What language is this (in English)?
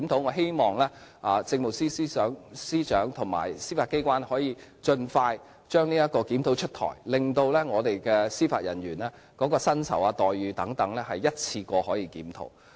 Cantonese